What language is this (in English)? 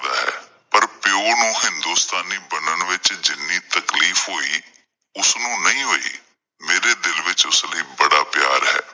Punjabi